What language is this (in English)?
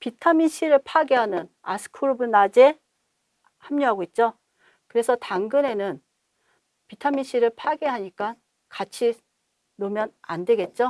Korean